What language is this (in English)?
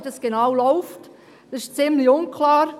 Swiss German